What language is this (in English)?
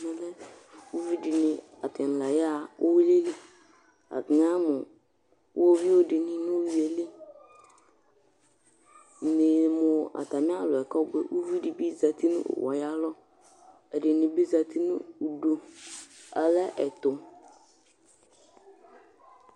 Ikposo